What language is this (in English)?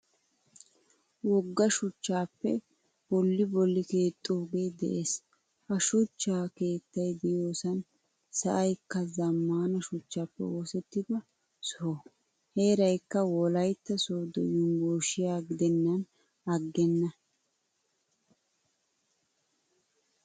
Wolaytta